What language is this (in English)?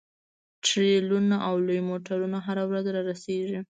Pashto